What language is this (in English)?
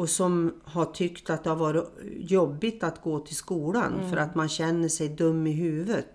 Swedish